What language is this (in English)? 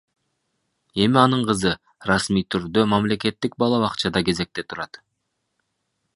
Kyrgyz